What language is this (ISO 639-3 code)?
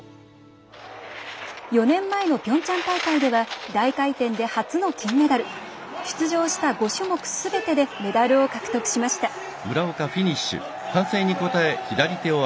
jpn